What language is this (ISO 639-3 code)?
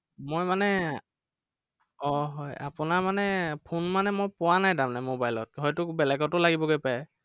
asm